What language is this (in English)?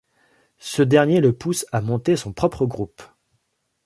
French